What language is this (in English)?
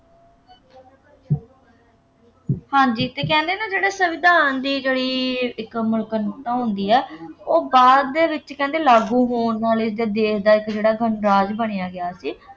Punjabi